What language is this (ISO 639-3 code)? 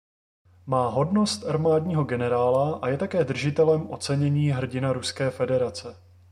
ces